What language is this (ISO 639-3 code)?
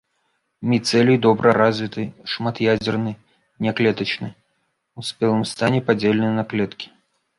bel